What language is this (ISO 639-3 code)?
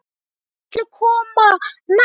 isl